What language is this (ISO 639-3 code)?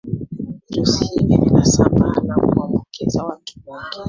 swa